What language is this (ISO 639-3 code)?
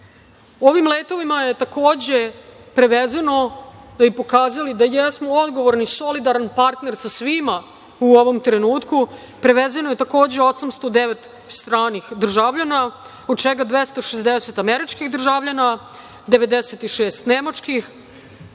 srp